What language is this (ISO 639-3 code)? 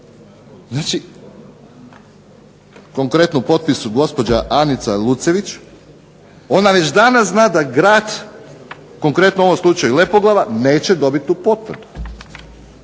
hrv